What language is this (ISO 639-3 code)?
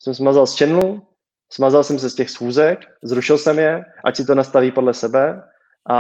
ces